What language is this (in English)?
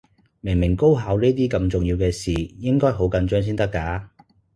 Cantonese